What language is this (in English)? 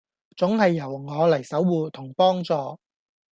Cantonese